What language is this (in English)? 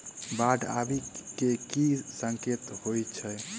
Maithili